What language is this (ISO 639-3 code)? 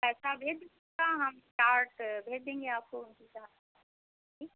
hin